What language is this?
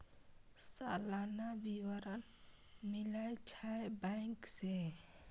Maithili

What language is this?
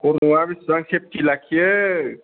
Bodo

